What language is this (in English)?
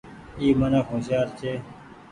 Goaria